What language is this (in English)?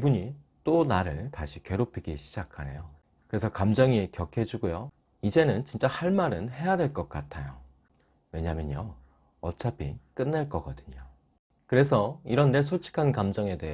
Korean